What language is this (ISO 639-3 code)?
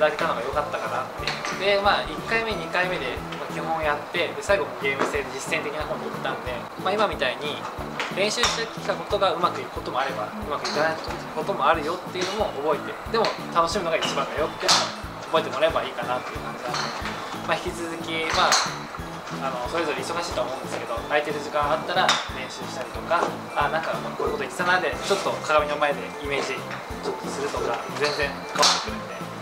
jpn